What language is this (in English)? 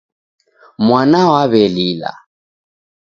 Taita